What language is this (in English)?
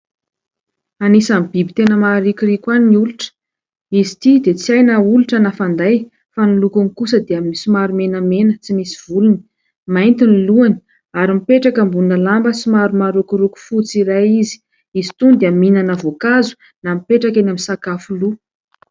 Malagasy